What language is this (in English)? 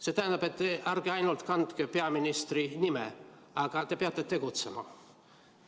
Estonian